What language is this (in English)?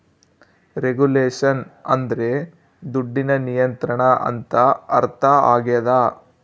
Kannada